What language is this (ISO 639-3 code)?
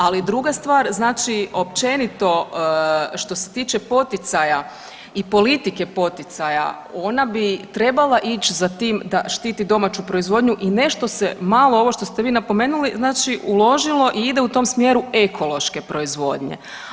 hrv